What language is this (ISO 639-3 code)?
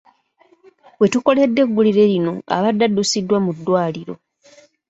lug